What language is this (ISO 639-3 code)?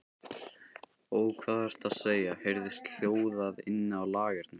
isl